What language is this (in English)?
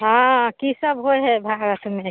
Maithili